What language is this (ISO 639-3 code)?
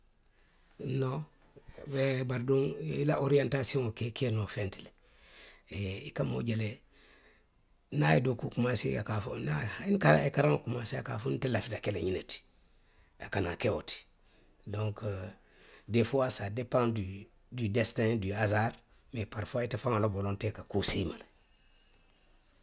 mlq